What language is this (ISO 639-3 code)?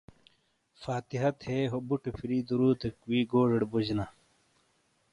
scl